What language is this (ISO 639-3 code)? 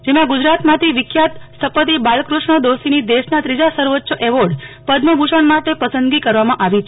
guj